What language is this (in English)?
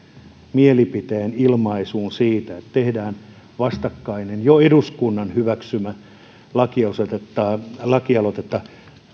Finnish